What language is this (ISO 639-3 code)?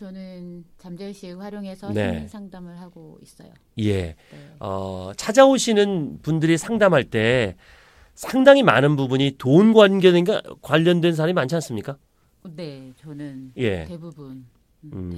kor